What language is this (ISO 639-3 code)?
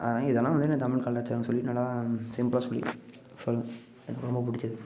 tam